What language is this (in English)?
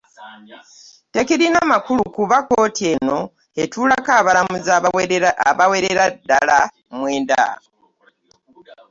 Ganda